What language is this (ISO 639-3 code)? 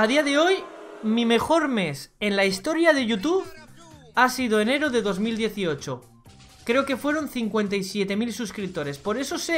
spa